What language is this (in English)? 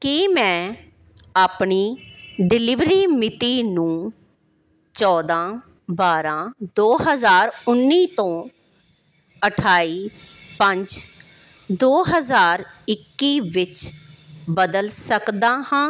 Punjabi